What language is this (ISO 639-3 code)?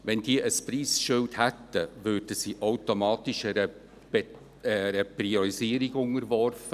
gsw